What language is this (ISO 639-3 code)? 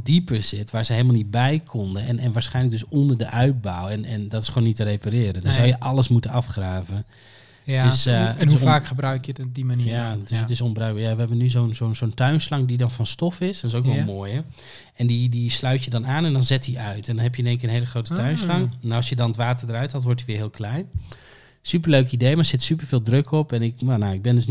nld